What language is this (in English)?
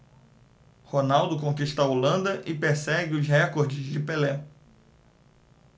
Portuguese